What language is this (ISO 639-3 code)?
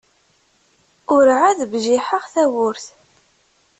kab